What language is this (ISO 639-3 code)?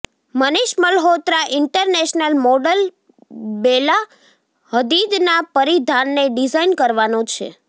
guj